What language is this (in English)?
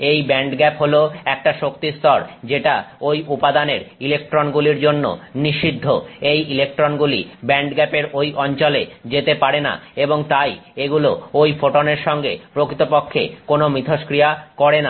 Bangla